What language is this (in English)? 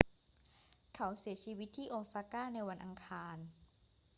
Thai